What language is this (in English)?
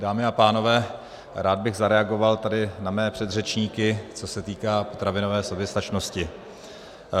Czech